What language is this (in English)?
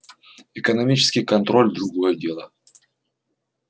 Russian